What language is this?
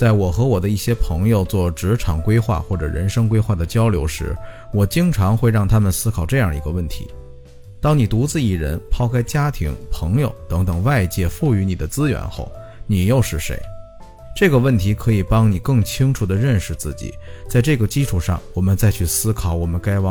Chinese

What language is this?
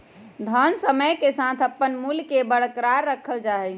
Magahi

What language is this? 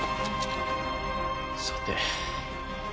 Japanese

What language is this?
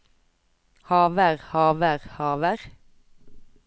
Norwegian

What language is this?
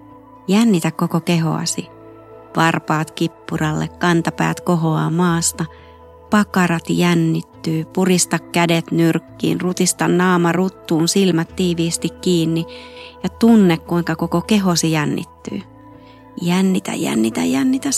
Finnish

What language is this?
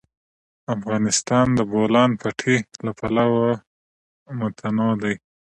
Pashto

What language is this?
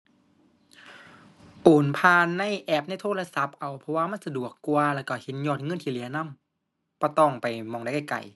Thai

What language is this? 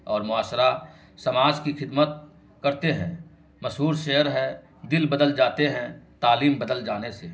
Urdu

